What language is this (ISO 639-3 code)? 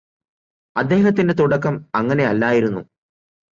mal